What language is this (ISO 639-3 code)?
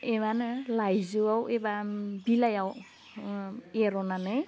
brx